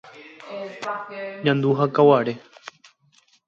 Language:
Guarani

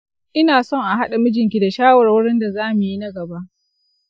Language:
Hausa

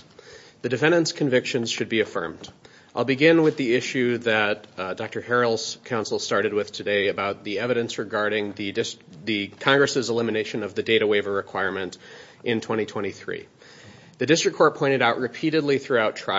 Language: English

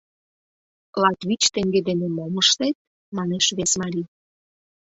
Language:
Mari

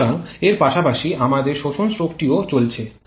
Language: Bangla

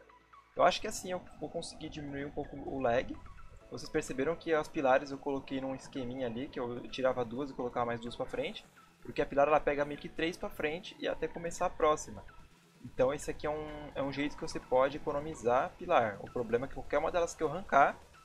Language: Portuguese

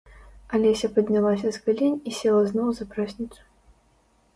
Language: Belarusian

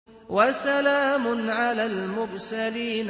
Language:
Arabic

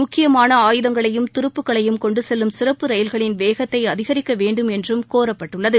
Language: Tamil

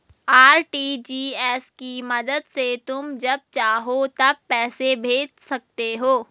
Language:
Hindi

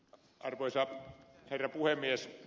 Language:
Finnish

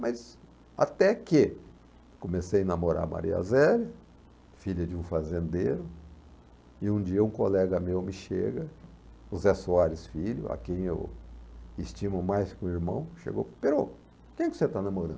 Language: Portuguese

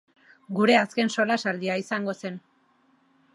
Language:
Basque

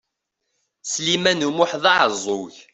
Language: Kabyle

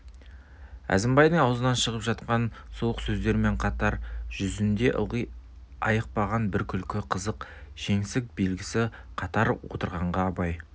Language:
Kazakh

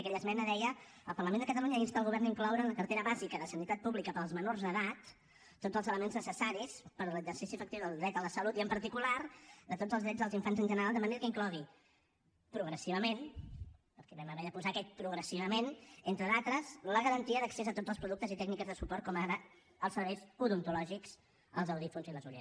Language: Catalan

